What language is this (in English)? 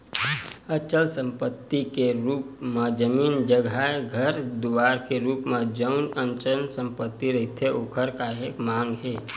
Chhattisgarhi